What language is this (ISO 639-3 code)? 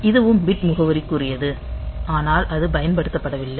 tam